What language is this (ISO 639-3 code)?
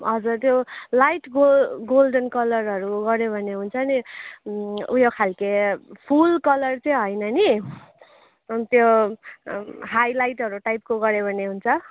nep